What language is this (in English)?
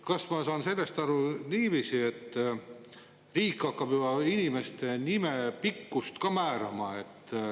Estonian